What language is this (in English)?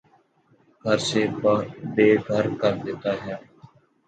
Urdu